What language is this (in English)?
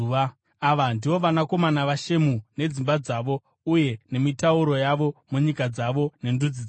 Shona